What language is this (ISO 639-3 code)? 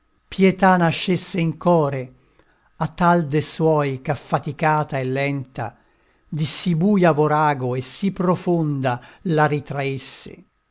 ita